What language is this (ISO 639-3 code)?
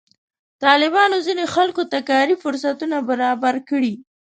pus